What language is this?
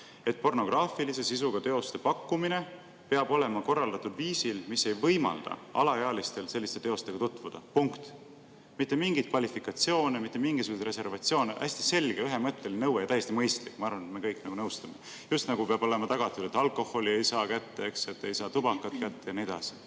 Estonian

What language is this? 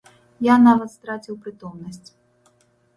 Belarusian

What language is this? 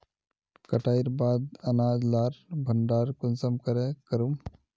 Magahi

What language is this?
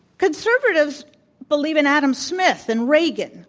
English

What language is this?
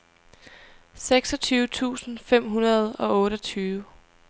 Danish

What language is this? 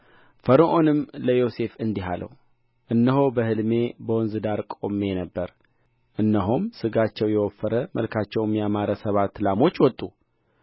Amharic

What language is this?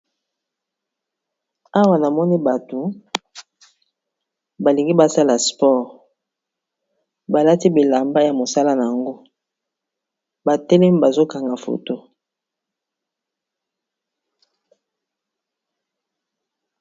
Lingala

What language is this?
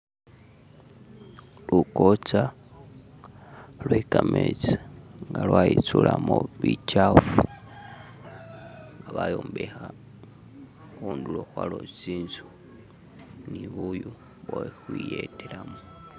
Masaaba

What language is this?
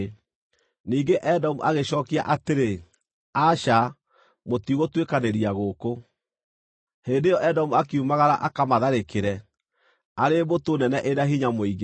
Kikuyu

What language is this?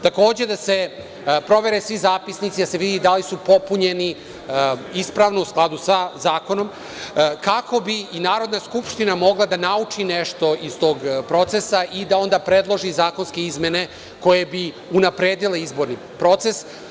Serbian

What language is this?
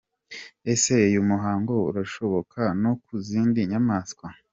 Kinyarwanda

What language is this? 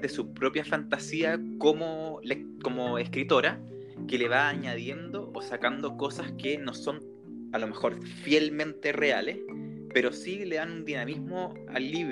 Spanish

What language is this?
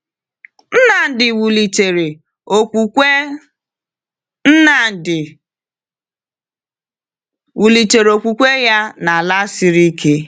Igbo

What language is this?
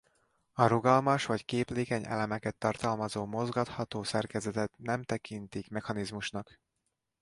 Hungarian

